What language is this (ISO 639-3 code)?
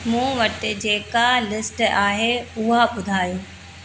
snd